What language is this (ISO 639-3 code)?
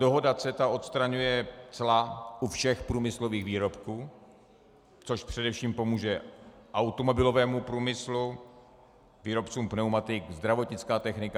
ces